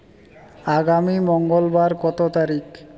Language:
Bangla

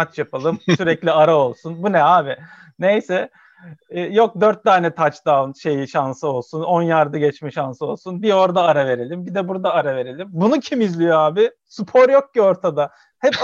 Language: Turkish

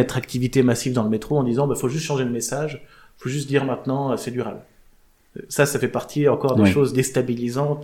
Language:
French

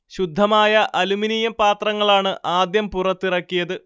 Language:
Malayalam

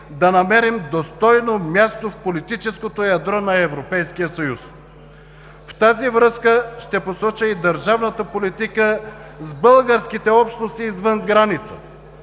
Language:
Bulgarian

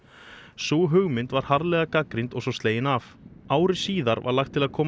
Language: Icelandic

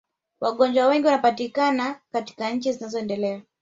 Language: Swahili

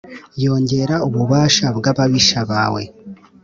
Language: Kinyarwanda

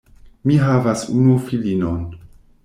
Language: Esperanto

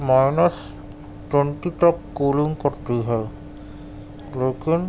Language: Urdu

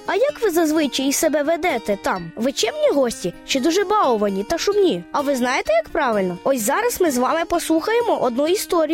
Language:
Ukrainian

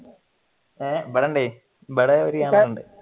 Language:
Malayalam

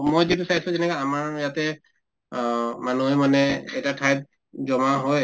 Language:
Assamese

